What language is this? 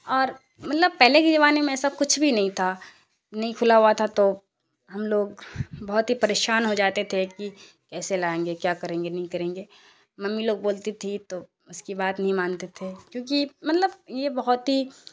Urdu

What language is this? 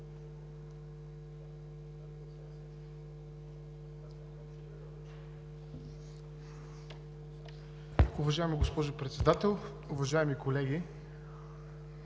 Bulgarian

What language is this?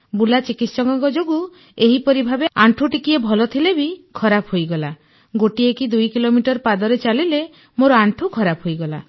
Odia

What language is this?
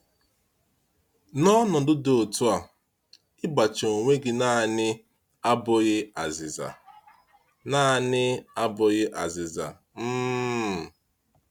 Igbo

